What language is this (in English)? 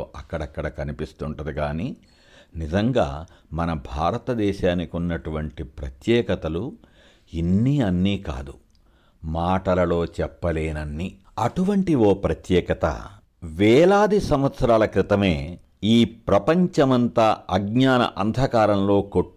Telugu